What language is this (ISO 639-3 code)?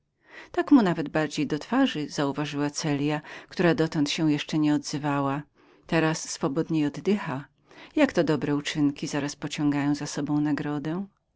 pol